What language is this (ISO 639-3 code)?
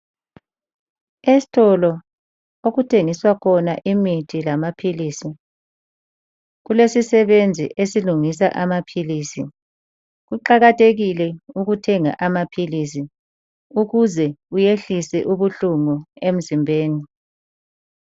nde